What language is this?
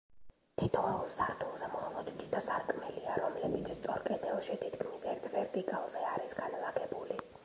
Georgian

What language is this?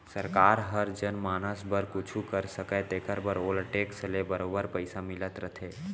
Chhattisgarhi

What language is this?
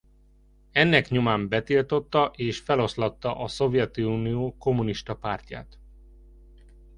Hungarian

